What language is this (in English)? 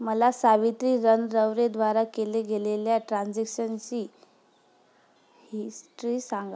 Marathi